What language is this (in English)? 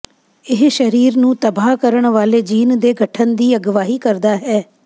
Punjabi